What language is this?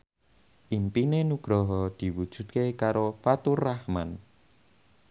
Javanese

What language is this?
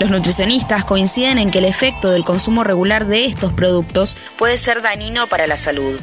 Spanish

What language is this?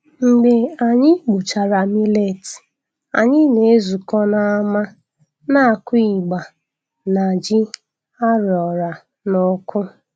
Igbo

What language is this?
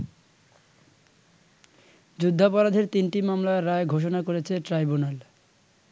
Bangla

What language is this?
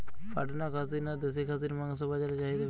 Bangla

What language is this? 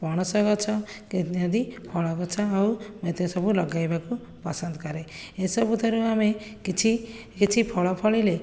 Odia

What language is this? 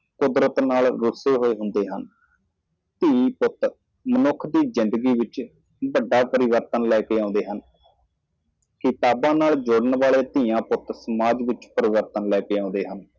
Punjabi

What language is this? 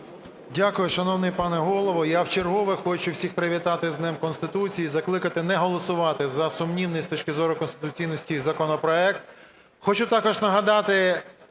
Ukrainian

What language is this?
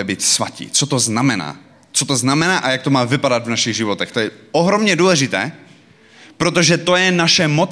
Czech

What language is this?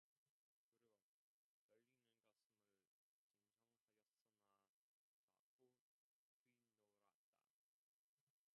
Korean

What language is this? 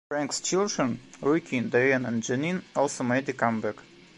English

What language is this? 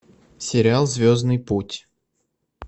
Russian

